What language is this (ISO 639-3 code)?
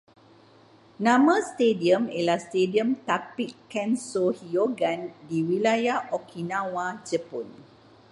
msa